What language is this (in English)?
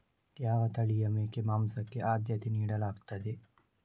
Kannada